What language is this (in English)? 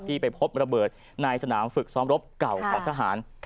Thai